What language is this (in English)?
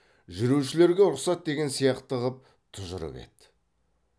Kazakh